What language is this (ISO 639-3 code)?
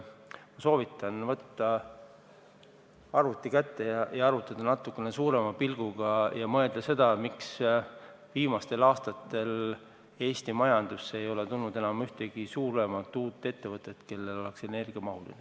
est